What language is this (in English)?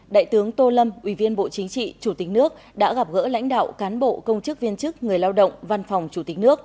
Vietnamese